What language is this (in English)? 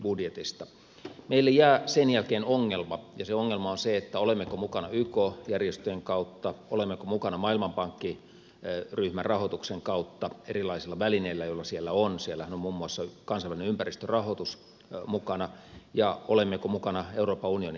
Finnish